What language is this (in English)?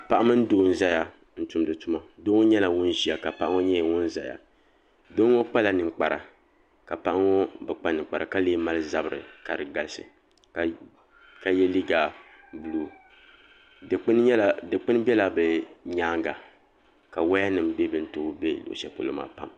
Dagbani